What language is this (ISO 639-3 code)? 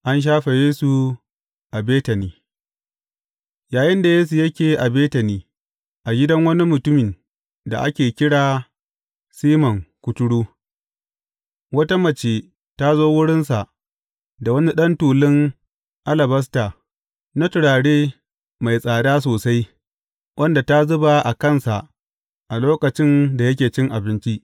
hau